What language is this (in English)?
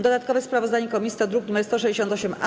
Polish